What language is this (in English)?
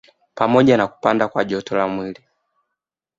Swahili